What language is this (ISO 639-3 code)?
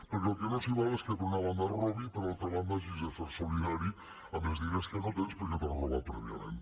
cat